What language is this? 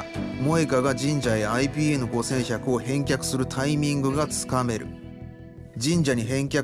Japanese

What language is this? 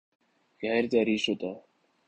Urdu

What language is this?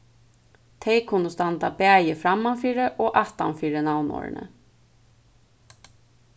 Faroese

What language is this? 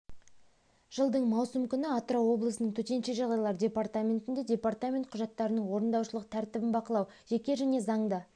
Kazakh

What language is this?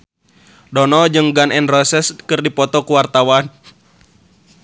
Sundanese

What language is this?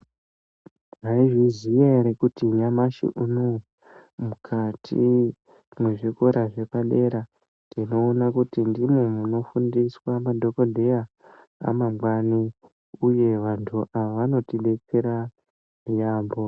Ndau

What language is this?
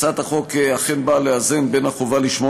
Hebrew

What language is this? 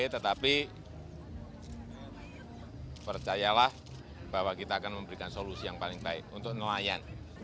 Indonesian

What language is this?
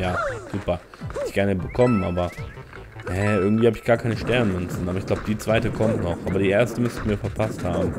German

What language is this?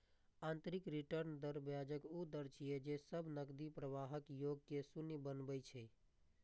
Maithili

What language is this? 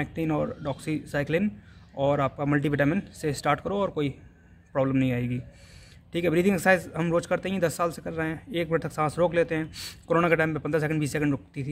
Hindi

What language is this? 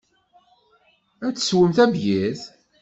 Kabyle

